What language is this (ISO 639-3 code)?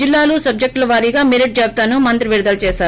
tel